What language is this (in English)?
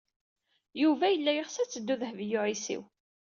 Kabyle